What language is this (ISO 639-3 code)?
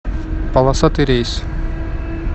rus